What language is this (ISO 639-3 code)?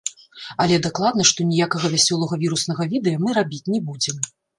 bel